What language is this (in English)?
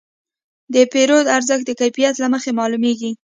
Pashto